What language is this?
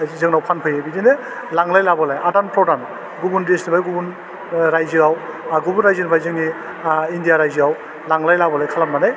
Bodo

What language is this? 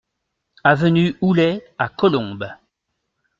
French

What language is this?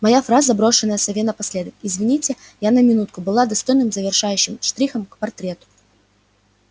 Russian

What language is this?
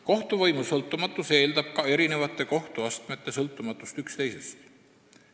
Estonian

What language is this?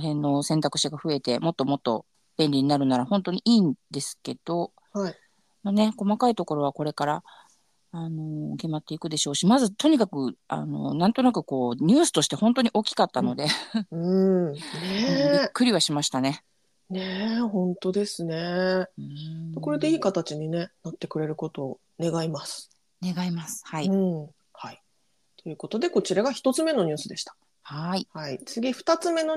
Japanese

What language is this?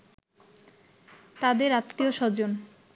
Bangla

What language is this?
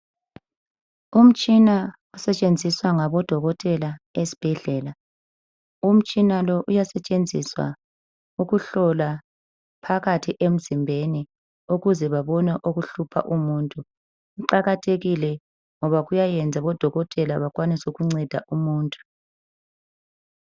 North Ndebele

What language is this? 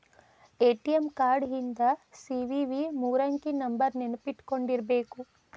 Kannada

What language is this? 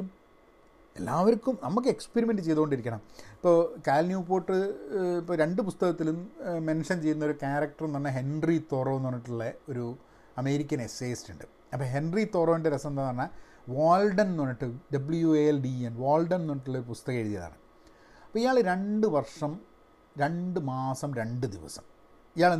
Malayalam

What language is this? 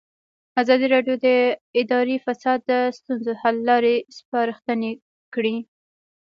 Pashto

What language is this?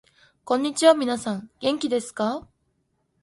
Japanese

